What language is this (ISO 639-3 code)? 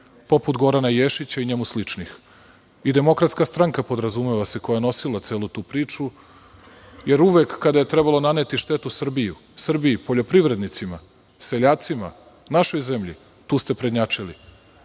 srp